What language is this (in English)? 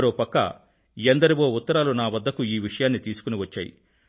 Telugu